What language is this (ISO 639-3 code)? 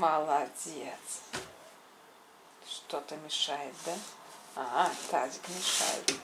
rus